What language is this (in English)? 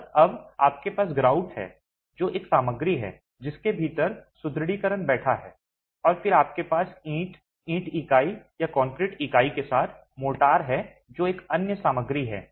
Hindi